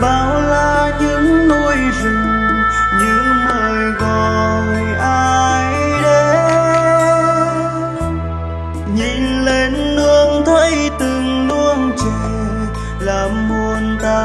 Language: Vietnamese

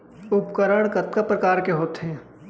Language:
Chhattisgarhi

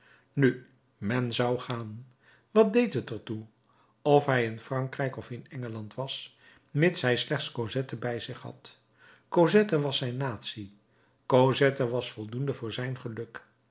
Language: Dutch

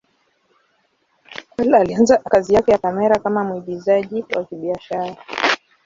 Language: Swahili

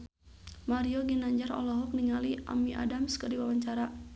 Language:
Sundanese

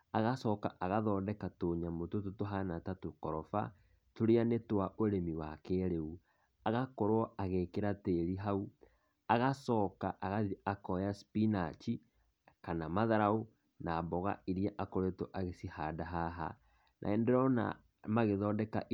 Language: Kikuyu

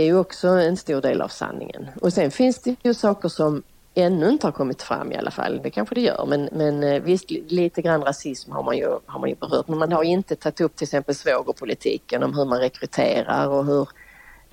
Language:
Swedish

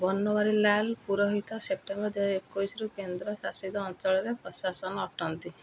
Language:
Odia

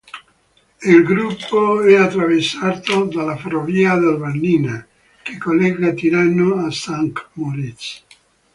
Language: Italian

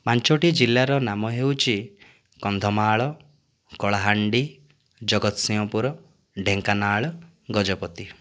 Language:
Odia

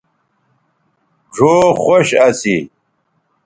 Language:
Bateri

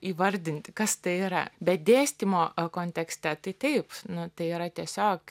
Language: Lithuanian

